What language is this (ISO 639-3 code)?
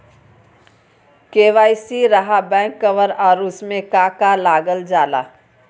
mag